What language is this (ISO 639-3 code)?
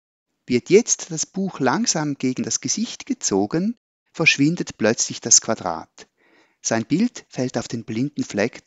deu